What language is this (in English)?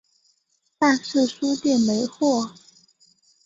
Chinese